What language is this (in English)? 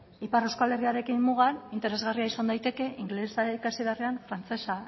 Basque